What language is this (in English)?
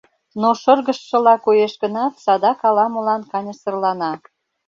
Mari